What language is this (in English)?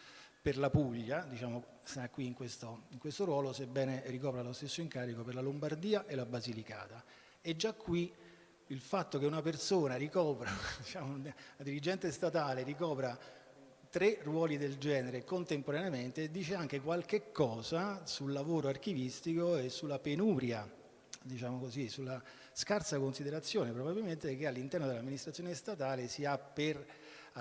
Italian